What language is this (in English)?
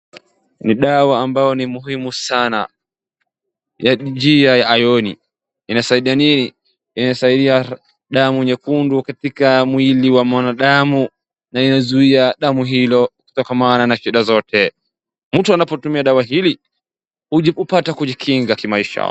Swahili